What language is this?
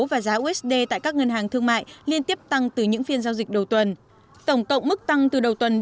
Vietnamese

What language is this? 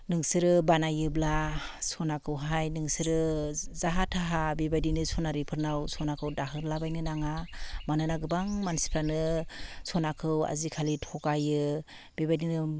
Bodo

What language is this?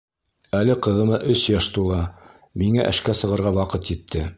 Bashkir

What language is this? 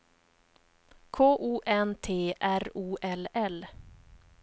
Swedish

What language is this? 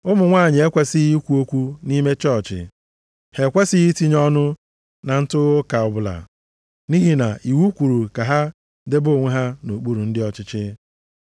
Igbo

